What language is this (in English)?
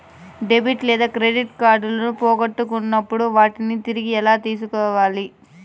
Telugu